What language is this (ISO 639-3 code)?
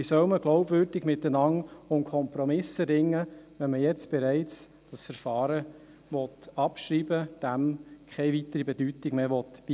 gsw